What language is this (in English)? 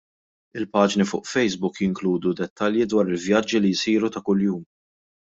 Maltese